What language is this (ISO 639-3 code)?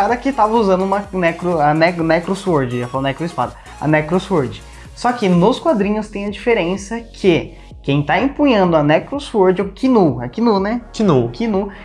por